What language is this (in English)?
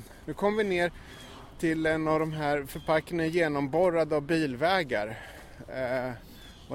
Swedish